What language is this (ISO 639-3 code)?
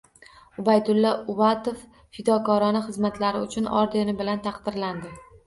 uzb